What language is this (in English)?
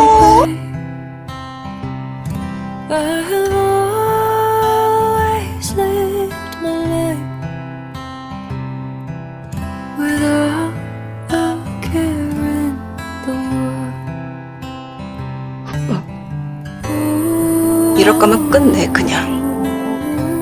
Korean